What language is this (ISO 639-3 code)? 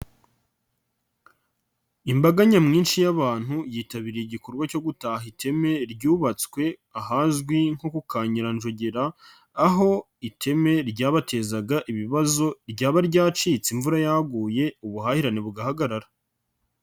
kin